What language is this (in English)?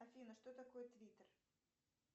Russian